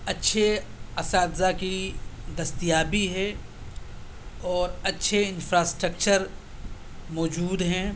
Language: Urdu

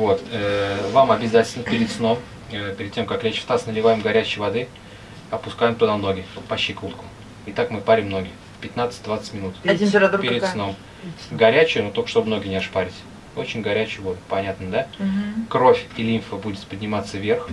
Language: Russian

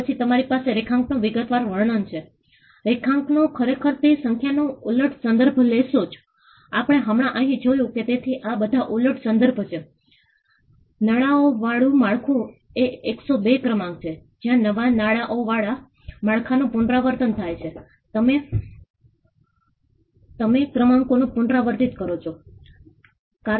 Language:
Gujarati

